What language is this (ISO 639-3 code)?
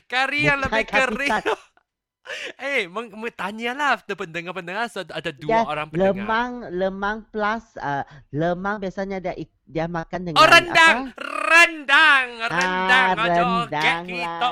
msa